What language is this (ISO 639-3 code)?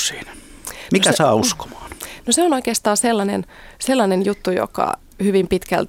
fin